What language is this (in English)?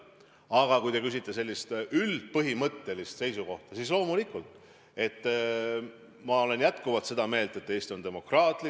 Estonian